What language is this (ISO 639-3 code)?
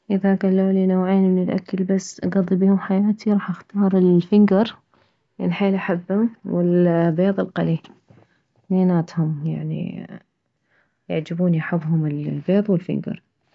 acm